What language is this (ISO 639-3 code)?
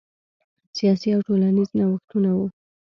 pus